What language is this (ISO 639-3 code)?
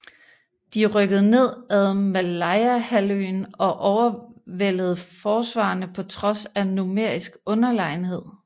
dan